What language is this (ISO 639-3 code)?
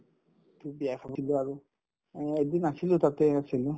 asm